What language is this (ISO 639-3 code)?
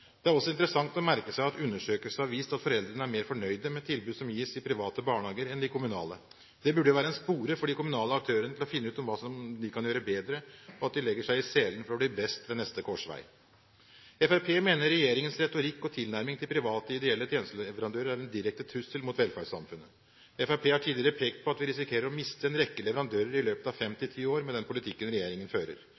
nob